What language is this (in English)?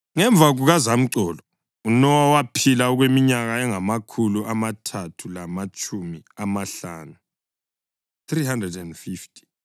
North Ndebele